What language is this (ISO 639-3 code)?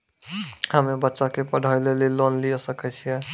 mai